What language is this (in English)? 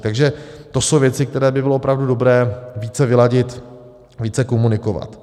Czech